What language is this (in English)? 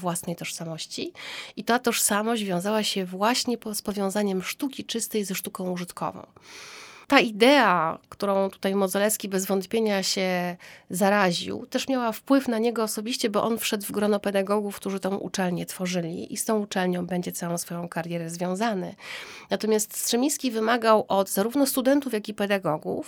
Polish